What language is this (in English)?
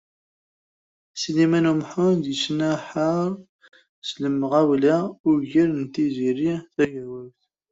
Kabyle